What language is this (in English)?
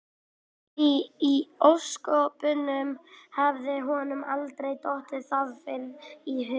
Icelandic